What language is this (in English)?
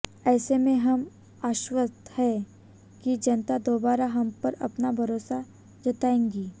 Hindi